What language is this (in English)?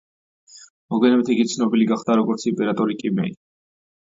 Georgian